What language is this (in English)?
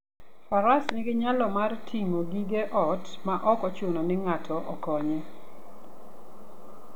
Luo (Kenya and Tanzania)